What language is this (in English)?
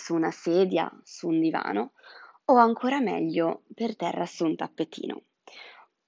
Italian